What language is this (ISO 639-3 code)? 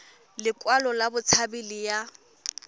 tsn